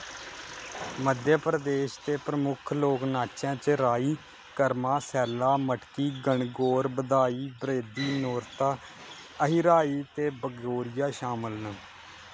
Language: Dogri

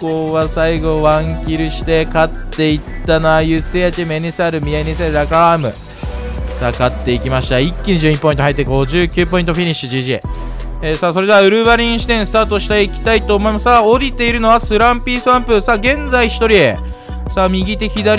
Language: Japanese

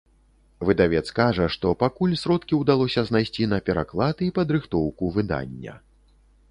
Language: Belarusian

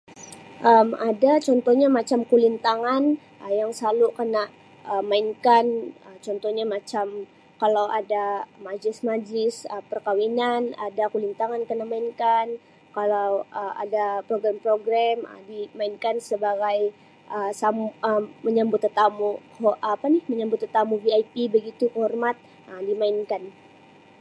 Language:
Sabah Malay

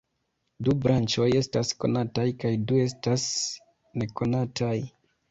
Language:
Esperanto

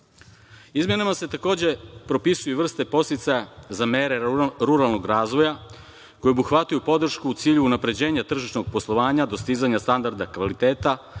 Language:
Serbian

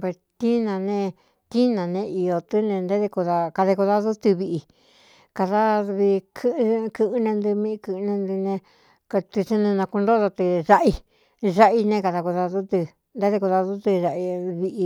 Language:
Cuyamecalco Mixtec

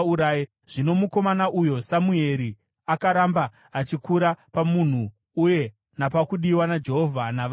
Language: Shona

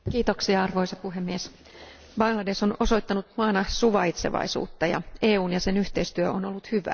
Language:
Finnish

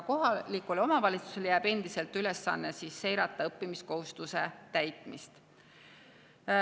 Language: Estonian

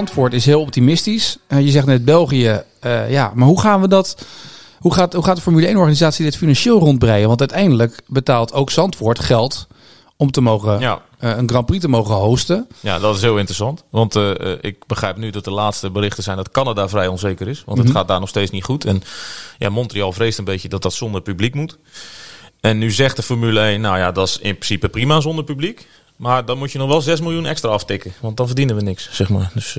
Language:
Dutch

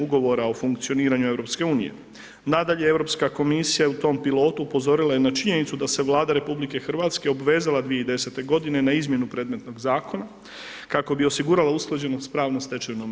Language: Croatian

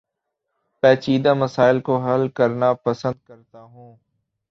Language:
Urdu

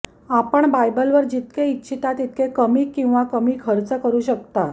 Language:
Marathi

